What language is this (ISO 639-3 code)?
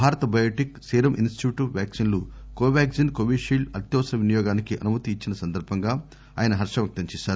tel